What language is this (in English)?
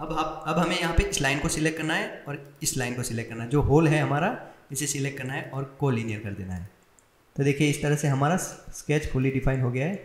Hindi